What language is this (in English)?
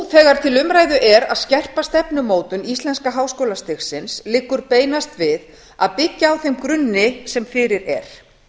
Icelandic